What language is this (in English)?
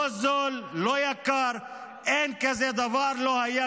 Hebrew